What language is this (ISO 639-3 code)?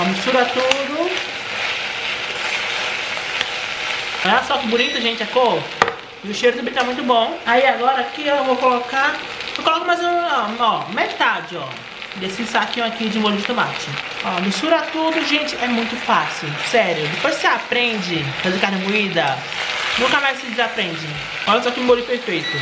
por